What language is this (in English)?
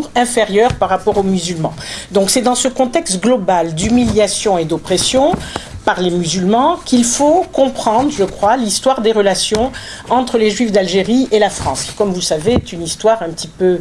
French